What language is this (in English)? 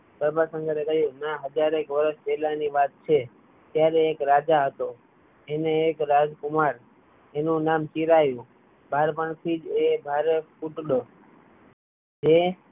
Gujarati